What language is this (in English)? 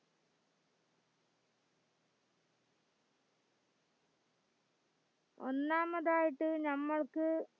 Malayalam